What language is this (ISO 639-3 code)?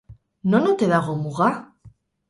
eus